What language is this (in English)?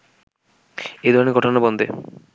Bangla